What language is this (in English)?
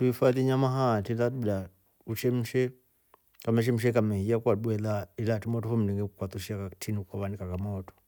Rombo